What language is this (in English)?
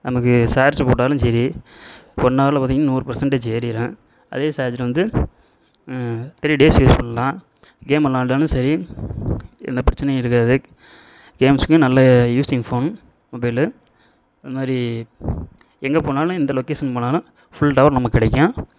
Tamil